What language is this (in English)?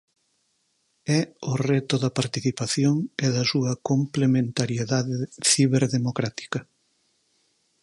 Galician